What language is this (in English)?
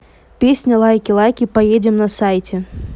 Russian